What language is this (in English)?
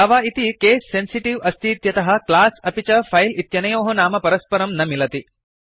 Sanskrit